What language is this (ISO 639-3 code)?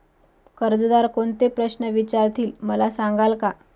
mar